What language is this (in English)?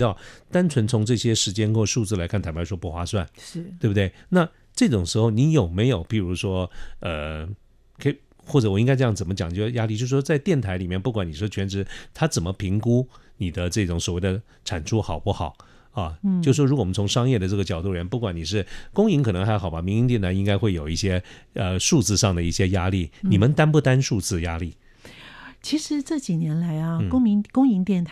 Chinese